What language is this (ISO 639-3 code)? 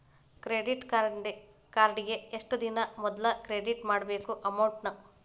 kan